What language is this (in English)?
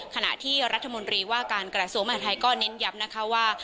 Thai